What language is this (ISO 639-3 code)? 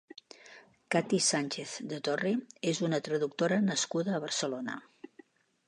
cat